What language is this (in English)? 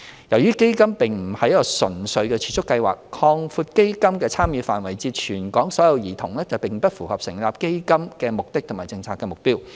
Cantonese